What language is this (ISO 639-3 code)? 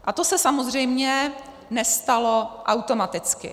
ces